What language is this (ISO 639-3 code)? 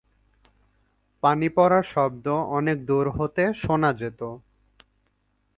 ben